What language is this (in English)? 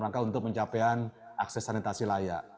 Indonesian